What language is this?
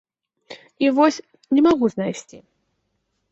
Belarusian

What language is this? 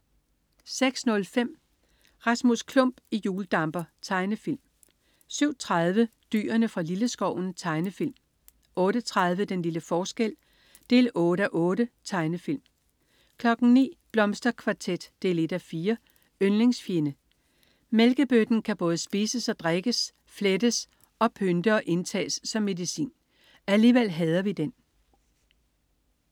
Danish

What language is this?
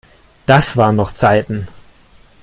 German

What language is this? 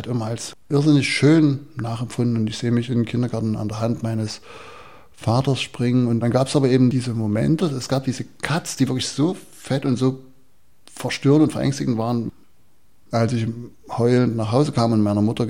German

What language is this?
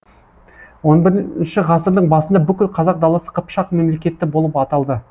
Kazakh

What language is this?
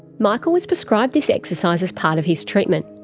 English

